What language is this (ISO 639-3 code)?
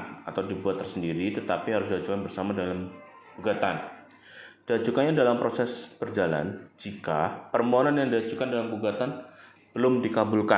ind